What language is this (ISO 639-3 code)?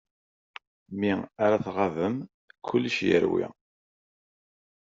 kab